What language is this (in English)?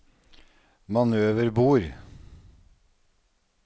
Norwegian